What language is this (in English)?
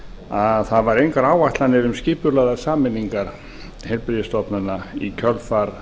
Icelandic